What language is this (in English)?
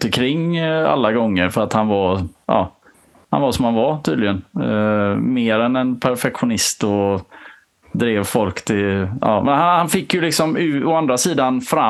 Swedish